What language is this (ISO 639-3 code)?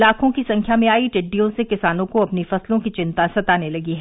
hin